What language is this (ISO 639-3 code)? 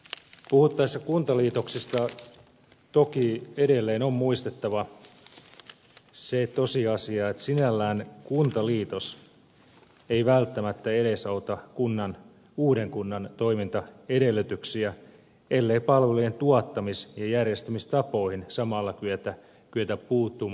fin